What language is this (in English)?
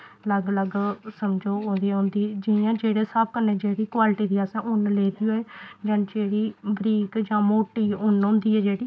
Dogri